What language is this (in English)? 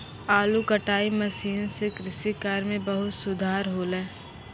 Maithili